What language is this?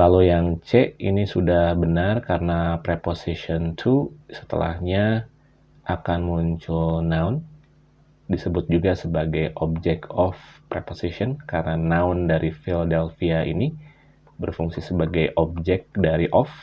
Indonesian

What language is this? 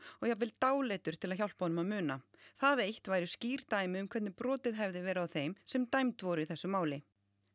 Icelandic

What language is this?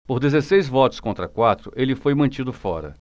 Portuguese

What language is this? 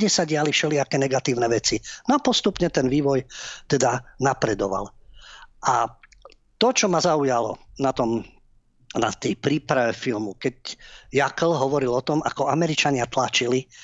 Slovak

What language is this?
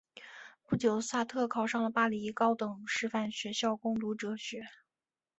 Chinese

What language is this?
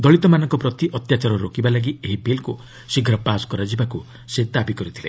Odia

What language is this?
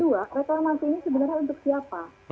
Indonesian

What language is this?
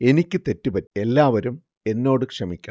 Malayalam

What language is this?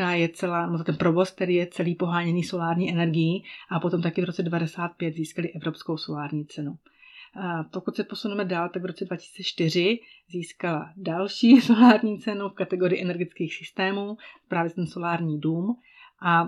Czech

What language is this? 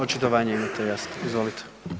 Croatian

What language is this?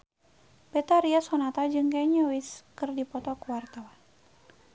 Sundanese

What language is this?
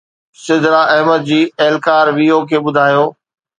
Sindhi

